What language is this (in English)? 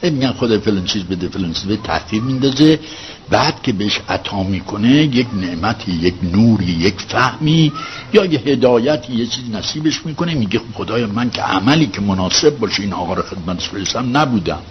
Persian